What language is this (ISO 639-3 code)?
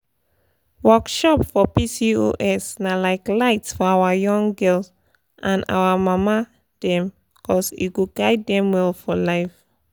pcm